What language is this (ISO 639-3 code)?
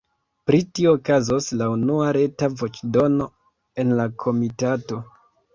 epo